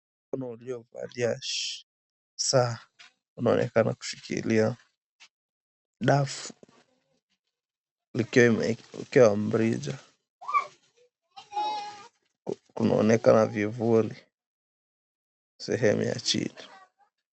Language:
Swahili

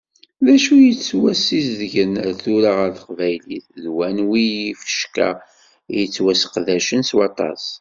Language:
Kabyle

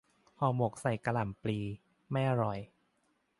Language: Thai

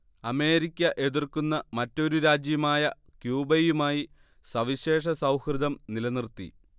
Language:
Malayalam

